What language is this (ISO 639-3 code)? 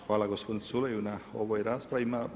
hrv